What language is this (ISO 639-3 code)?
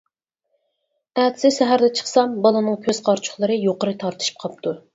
uig